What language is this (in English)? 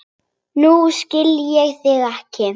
Icelandic